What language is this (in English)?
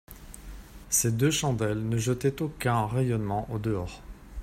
French